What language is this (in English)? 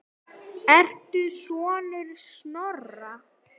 Icelandic